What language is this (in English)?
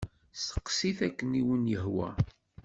Kabyle